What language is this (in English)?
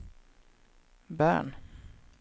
Swedish